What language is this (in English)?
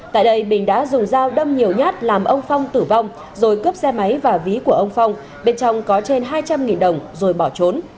Vietnamese